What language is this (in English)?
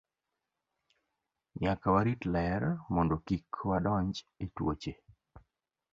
Luo (Kenya and Tanzania)